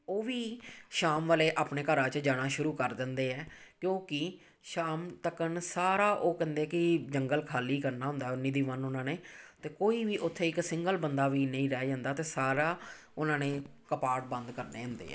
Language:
Punjabi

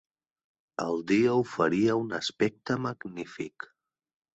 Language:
Catalan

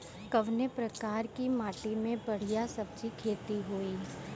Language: Bhojpuri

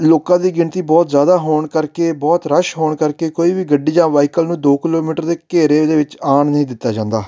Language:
Punjabi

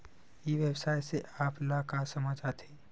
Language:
Chhattisgarhi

